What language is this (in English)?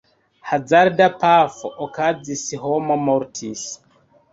Esperanto